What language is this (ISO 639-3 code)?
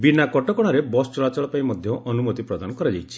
ori